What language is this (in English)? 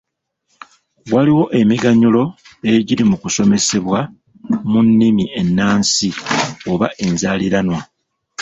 Ganda